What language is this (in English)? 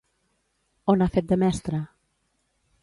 Catalan